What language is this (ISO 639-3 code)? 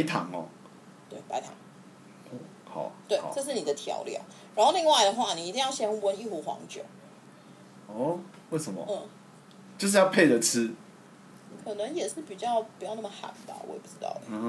zho